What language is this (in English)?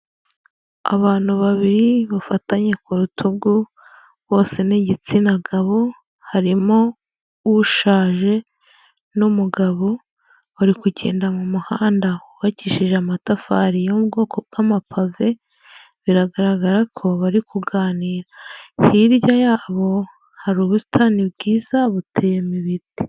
Kinyarwanda